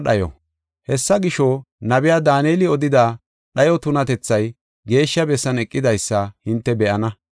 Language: Gofa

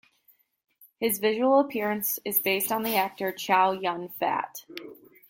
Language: English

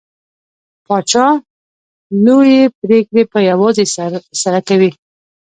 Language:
Pashto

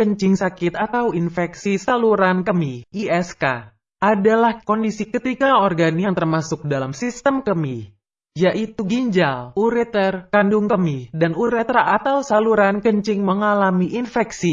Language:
Indonesian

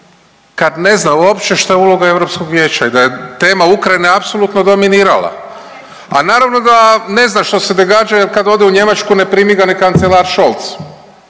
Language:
Croatian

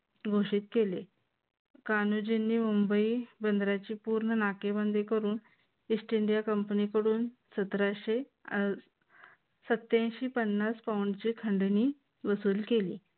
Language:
Marathi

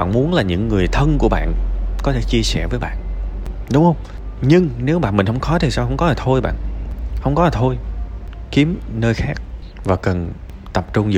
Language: Vietnamese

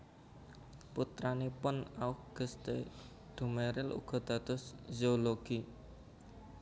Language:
Javanese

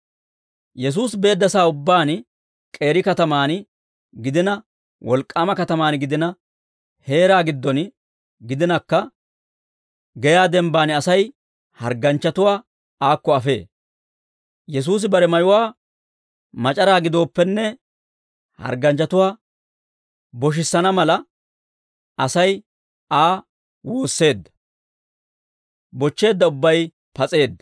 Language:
Dawro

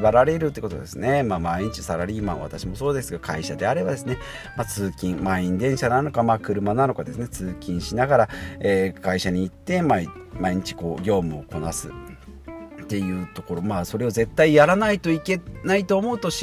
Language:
Japanese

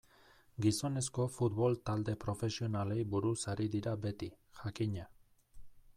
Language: Basque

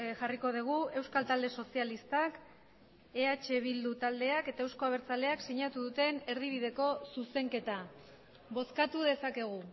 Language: Basque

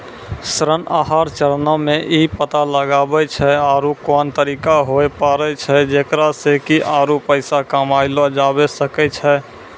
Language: Maithili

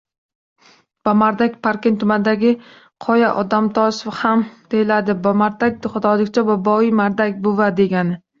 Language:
Uzbek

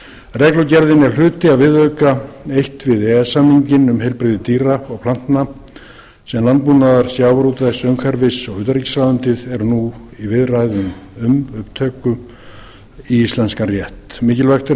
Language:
Icelandic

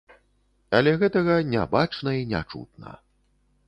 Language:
Belarusian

